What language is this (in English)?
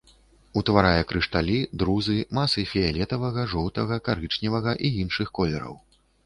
Belarusian